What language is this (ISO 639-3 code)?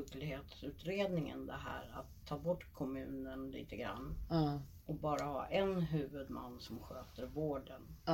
swe